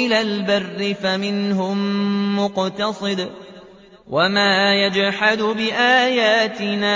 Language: Arabic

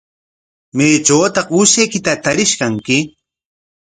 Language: Corongo Ancash Quechua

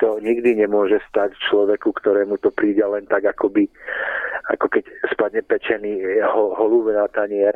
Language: Czech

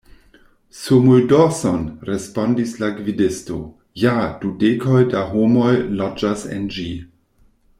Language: Esperanto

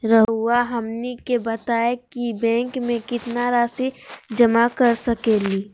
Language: Magahi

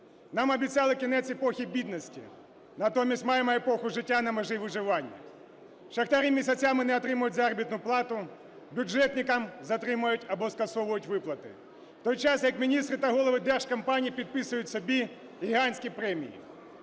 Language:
Ukrainian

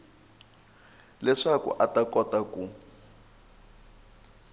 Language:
Tsonga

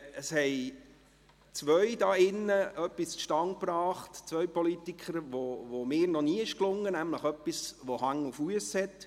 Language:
Swiss German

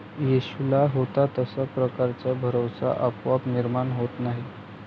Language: Marathi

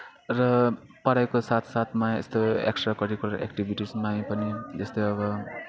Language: Nepali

